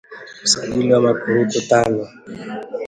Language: Swahili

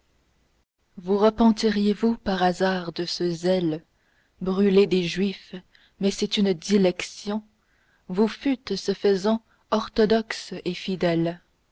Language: French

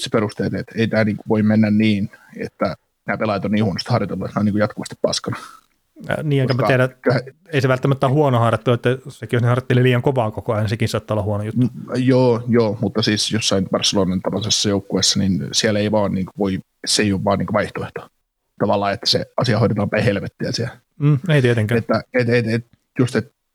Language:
Finnish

